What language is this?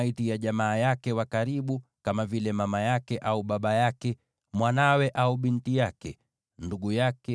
Swahili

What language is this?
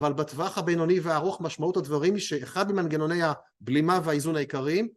Hebrew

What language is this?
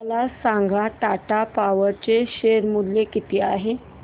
Marathi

